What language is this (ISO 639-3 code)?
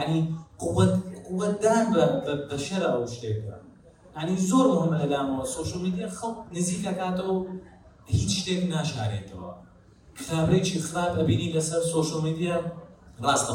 ara